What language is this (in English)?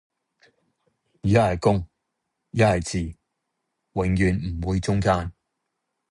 Cantonese